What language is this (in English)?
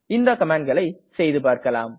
Tamil